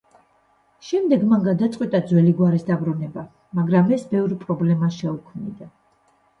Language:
Georgian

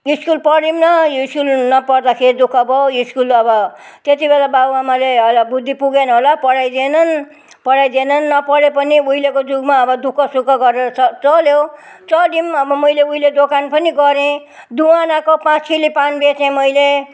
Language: Nepali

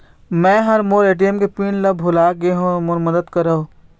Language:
Chhattisgarhi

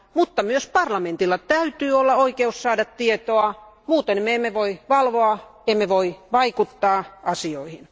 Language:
Finnish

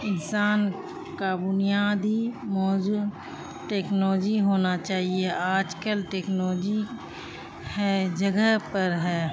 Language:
Urdu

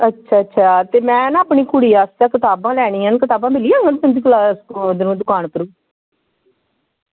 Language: Dogri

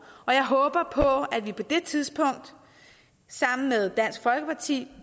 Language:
Danish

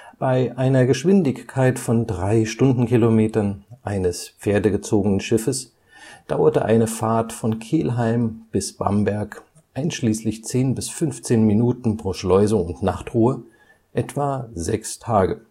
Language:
German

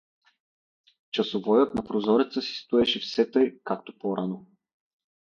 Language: Bulgarian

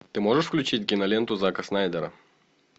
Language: Russian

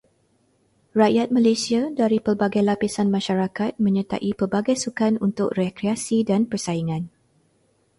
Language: Malay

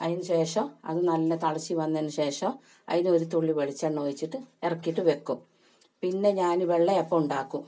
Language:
Malayalam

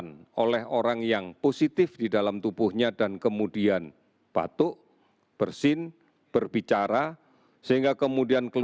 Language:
Indonesian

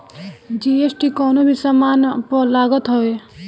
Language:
Bhojpuri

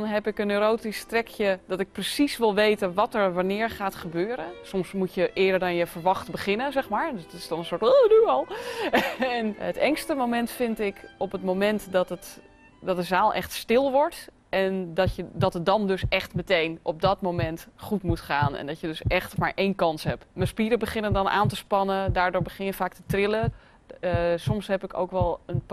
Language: Dutch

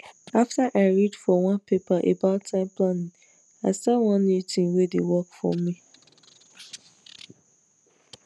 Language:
Nigerian Pidgin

